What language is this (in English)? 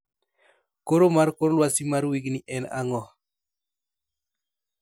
Luo (Kenya and Tanzania)